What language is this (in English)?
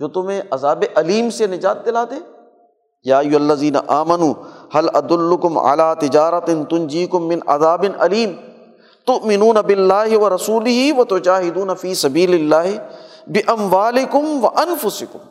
Urdu